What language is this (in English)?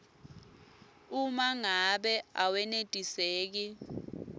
Swati